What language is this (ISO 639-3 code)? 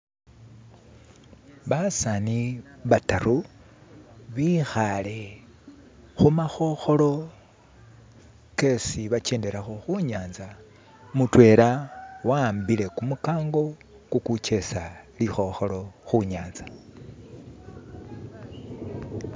myx